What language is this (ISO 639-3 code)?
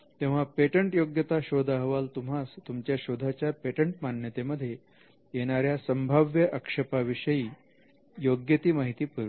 mar